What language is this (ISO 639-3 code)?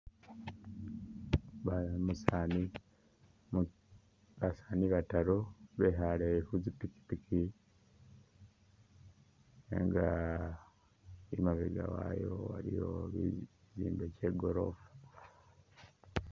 myx